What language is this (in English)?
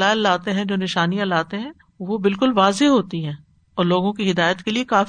Urdu